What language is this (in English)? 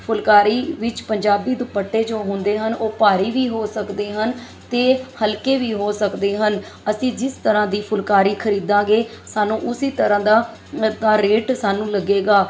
Punjabi